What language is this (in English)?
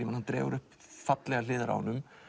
Icelandic